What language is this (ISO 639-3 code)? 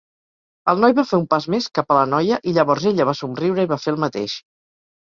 cat